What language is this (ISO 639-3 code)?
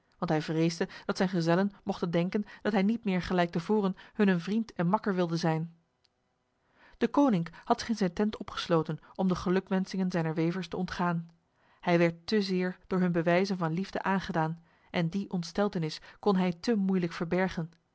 nld